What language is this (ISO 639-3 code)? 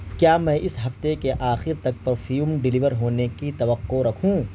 urd